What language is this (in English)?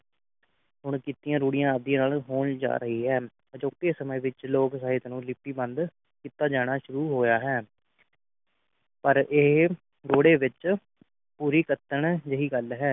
Punjabi